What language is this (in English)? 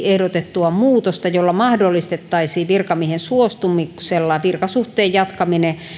Finnish